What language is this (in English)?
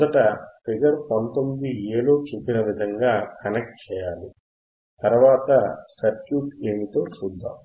Telugu